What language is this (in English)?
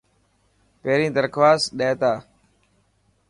Dhatki